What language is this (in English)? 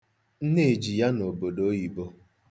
Igbo